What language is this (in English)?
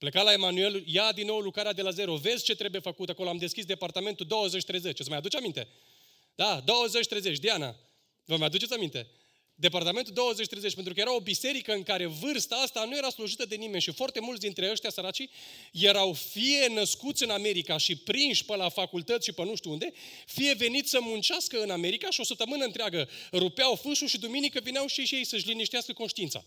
Romanian